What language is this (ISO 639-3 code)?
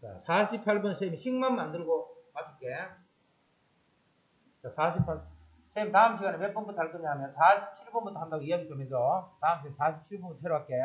kor